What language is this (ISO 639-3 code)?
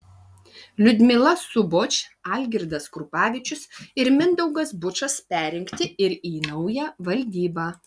lit